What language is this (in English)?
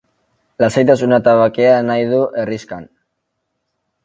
Basque